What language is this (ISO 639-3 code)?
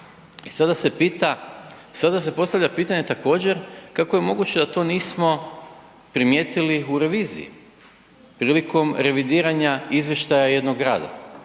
hrv